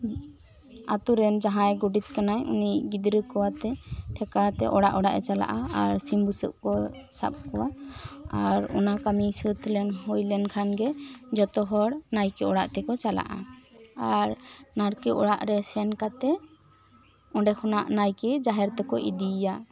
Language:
Santali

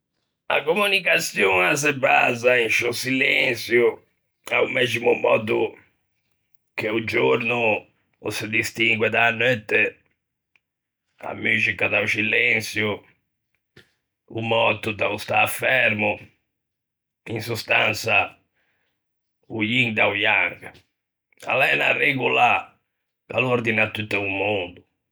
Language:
Ligurian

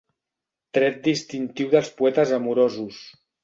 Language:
Catalan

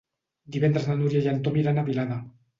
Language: Catalan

